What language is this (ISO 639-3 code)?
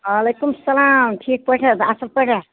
kas